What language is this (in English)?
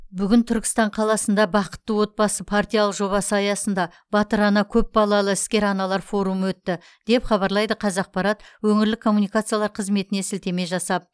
Kazakh